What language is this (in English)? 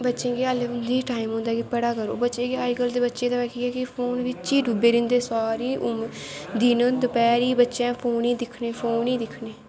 Dogri